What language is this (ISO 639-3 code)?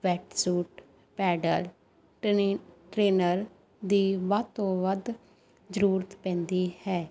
pan